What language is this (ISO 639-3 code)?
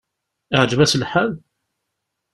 kab